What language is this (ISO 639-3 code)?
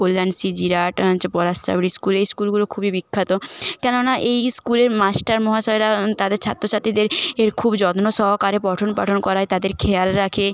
ben